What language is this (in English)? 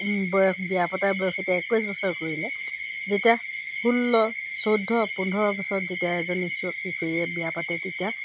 Assamese